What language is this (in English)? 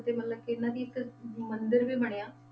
Punjabi